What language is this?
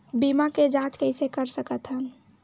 Chhattisgarhi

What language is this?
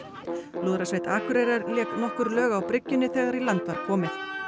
Icelandic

